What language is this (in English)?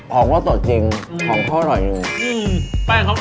Thai